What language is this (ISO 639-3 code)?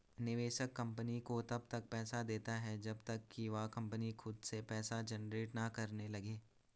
hin